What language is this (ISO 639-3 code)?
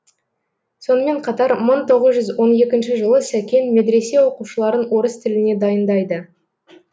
kaz